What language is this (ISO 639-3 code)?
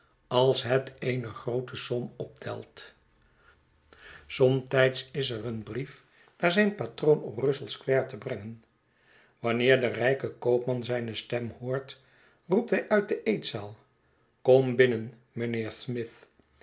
nld